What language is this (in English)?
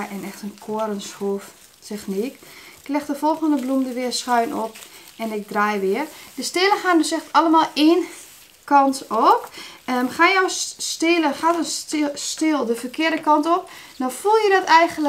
Dutch